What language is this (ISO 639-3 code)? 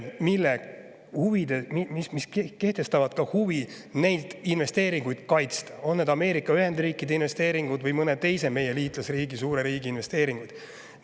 est